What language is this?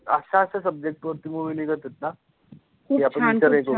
Marathi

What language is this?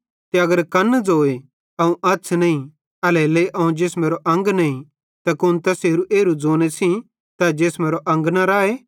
Bhadrawahi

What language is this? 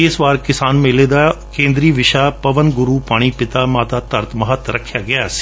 Punjabi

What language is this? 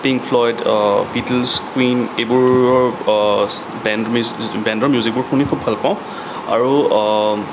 Assamese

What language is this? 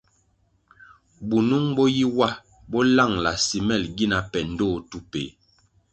Kwasio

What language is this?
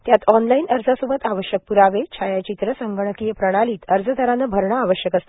Marathi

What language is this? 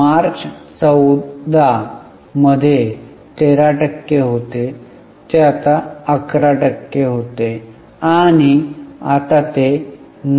Marathi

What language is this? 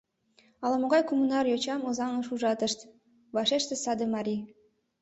Mari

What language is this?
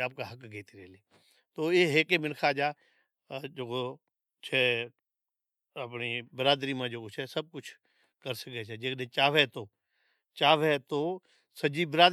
Od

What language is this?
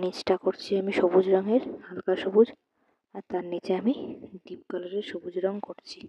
Bangla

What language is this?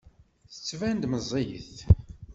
Kabyle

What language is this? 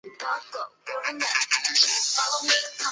Chinese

